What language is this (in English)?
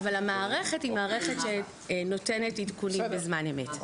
Hebrew